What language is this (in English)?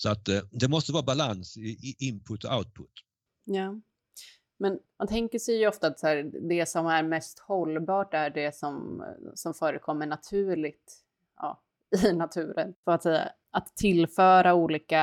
Swedish